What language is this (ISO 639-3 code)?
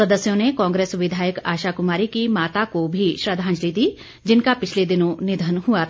hin